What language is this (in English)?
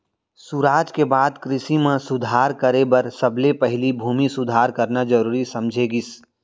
Chhattisgarhi